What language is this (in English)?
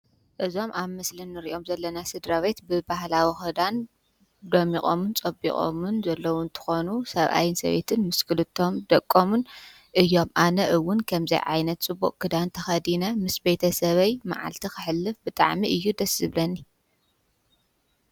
Tigrinya